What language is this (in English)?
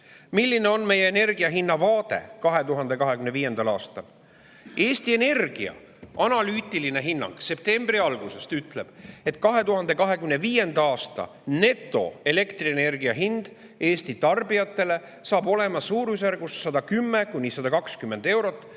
Estonian